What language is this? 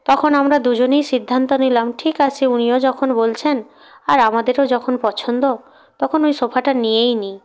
Bangla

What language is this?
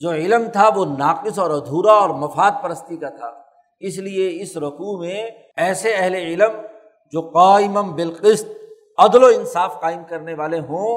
Urdu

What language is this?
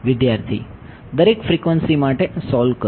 Gujarati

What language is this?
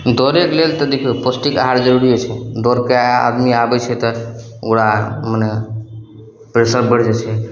Maithili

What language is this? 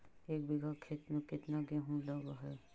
Magahi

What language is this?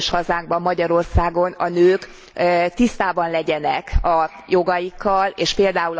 Hungarian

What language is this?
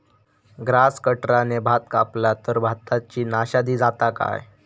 Marathi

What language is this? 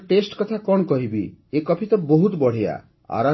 Odia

